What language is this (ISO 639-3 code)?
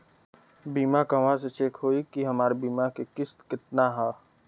bho